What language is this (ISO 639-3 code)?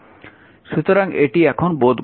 ben